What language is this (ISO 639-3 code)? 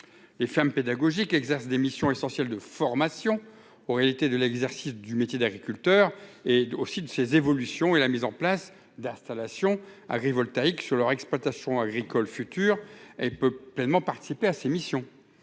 fra